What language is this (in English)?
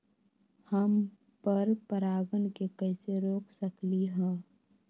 Magahi